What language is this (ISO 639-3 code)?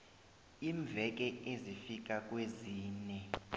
nbl